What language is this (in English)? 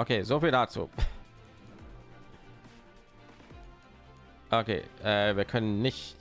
German